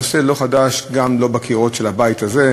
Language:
Hebrew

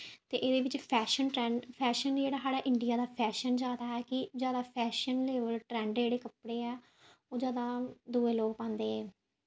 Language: Dogri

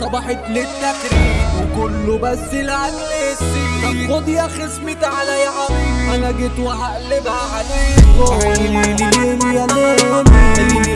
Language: Arabic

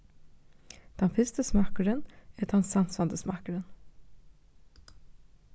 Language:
Faroese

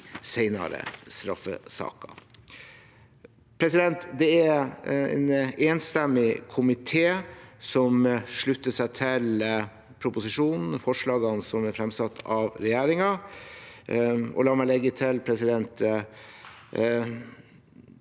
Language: Norwegian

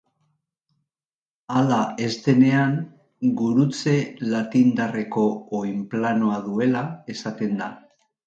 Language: Basque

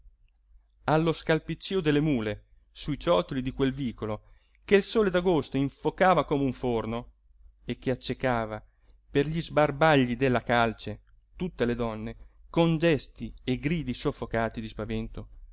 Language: Italian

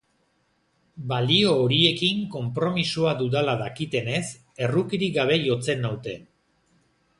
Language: Basque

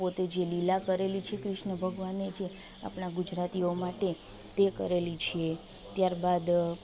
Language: Gujarati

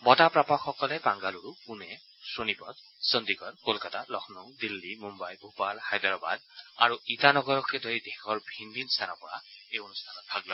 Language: Assamese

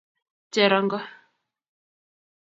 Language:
Kalenjin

